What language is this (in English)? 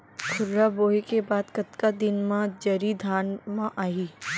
Chhattisgarhi